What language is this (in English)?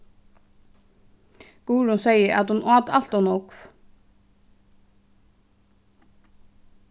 Faroese